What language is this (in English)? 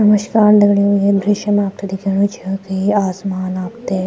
Garhwali